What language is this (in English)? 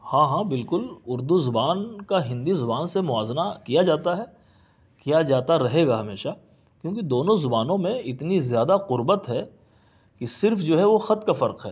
Urdu